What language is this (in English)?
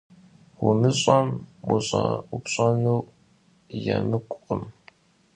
Kabardian